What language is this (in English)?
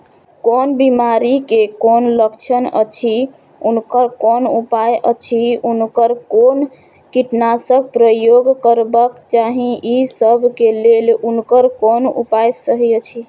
Maithili